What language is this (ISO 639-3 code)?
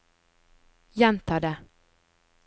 nor